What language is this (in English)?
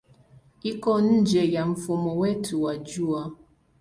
Swahili